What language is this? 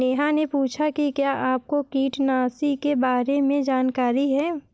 Hindi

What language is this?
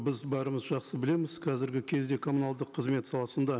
Kazakh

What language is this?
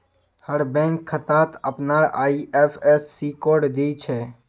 Magahi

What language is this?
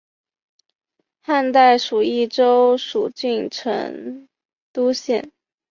Chinese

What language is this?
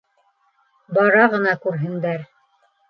Bashkir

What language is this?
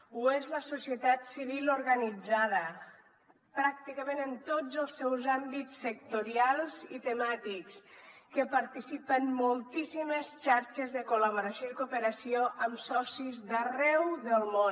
Catalan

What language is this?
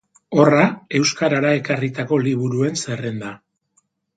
Basque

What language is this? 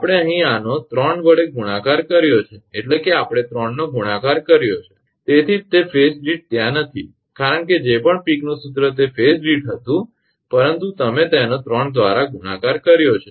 Gujarati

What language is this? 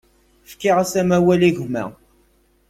Kabyle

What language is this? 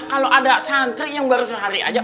Indonesian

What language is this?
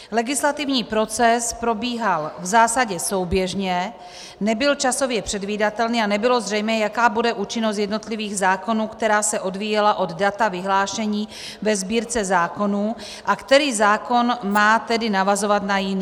Czech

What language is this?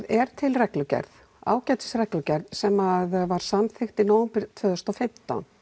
Icelandic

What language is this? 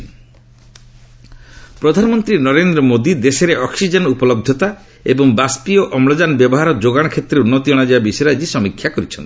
Odia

